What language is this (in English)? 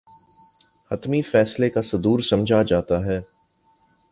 Urdu